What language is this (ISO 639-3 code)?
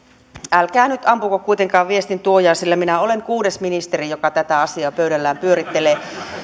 fin